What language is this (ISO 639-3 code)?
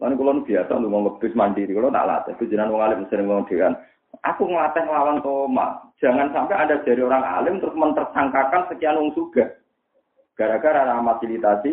ind